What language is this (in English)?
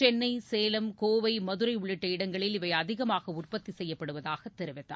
Tamil